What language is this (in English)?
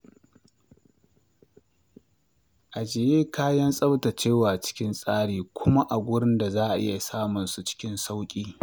Hausa